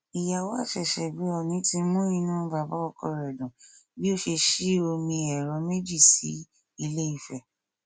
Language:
Yoruba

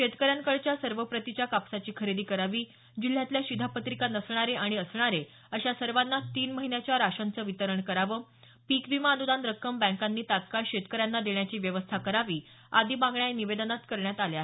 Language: Marathi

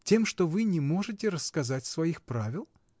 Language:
Russian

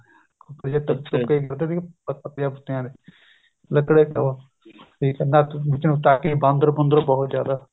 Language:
Punjabi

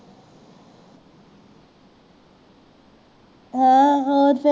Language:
Punjabi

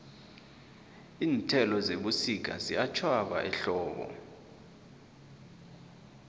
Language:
South Ndebele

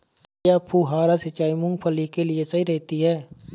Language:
Hindi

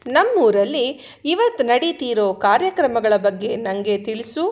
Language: Kannada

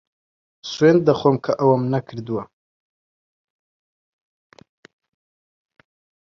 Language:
Central Kurdish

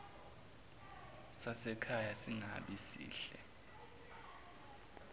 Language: Zulu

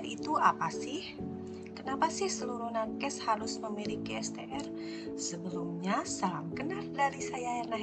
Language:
Indonesian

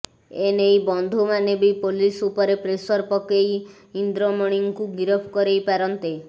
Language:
Odia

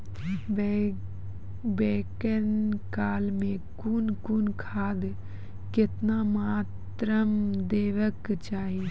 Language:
Maithili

